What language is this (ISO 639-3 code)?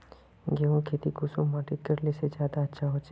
mag